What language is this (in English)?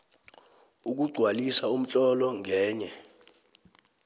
South Ndebele